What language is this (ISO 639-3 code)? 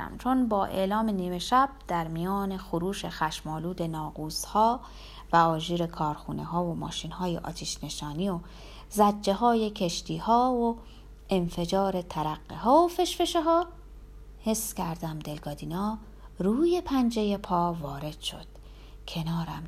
fas